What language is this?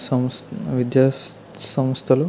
Telugu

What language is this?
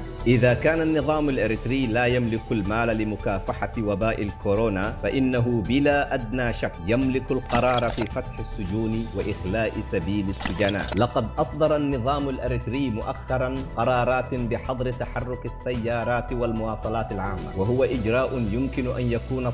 Arabic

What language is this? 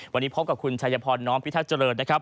Thai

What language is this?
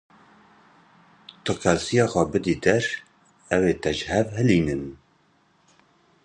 Kurdish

